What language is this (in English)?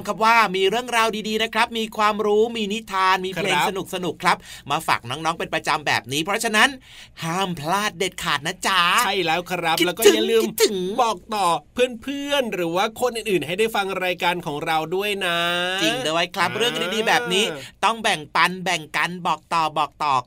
Thai